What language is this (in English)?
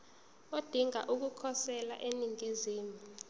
Zulu